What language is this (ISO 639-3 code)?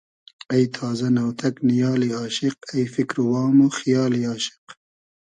haz